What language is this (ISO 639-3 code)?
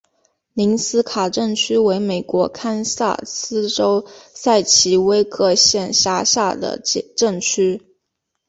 zho